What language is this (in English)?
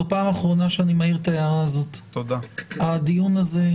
Hebrew